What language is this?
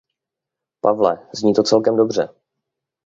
Czech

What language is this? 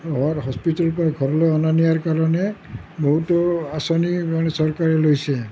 Assamese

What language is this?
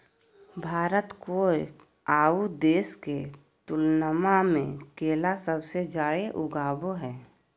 Magahi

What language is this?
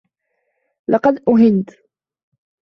Arabic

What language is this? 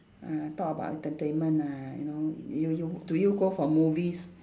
English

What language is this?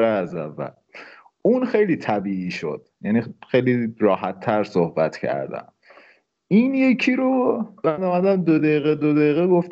Persian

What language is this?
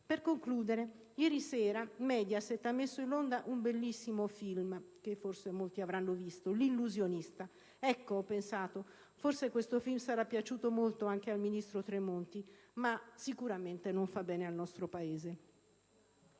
Italian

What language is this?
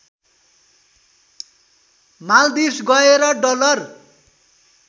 Nepali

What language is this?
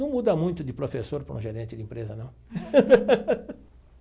Portuguese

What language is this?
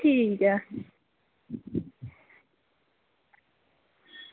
Dogri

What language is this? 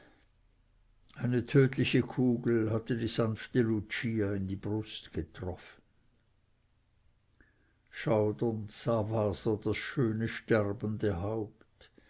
German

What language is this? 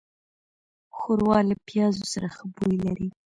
Pashto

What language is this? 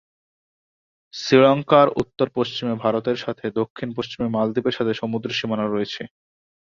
Bangla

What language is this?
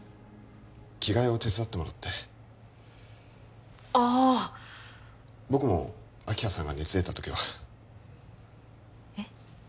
Japanese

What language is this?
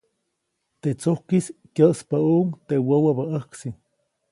Copainalá Zoque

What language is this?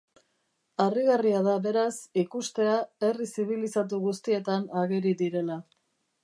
Basque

